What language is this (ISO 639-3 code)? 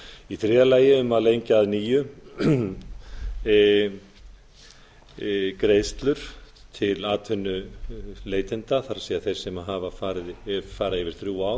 isl